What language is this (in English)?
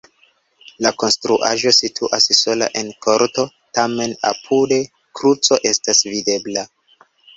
Esperanto